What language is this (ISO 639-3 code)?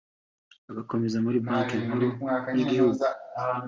kin